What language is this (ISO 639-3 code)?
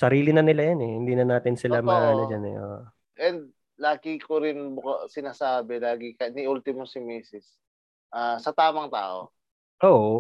fil